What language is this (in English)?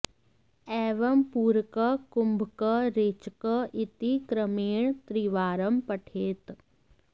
Sanskrit